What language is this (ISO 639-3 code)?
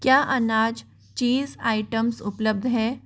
hin